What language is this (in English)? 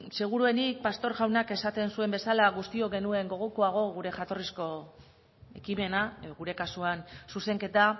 Basque